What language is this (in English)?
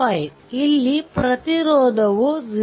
Kannada